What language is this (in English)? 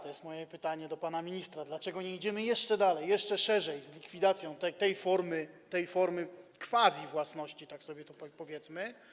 Polish